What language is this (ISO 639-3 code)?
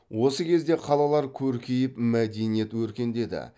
kaz